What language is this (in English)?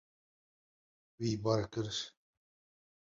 Kurdish